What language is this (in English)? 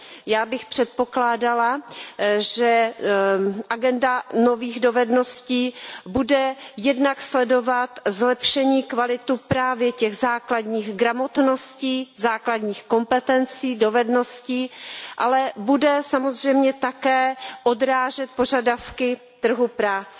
Czech